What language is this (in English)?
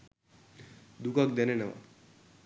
Sinhala